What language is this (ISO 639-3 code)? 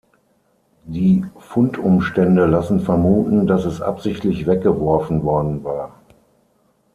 deu